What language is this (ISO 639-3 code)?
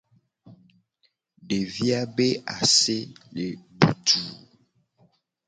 gej